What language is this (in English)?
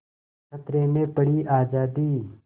Hindi